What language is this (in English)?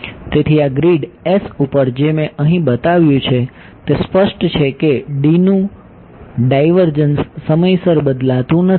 Gujarati